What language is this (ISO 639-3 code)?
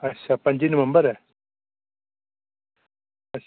doi